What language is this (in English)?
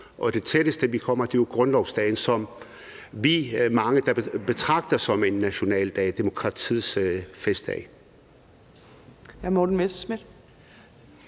Danish